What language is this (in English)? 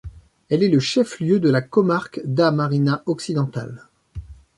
French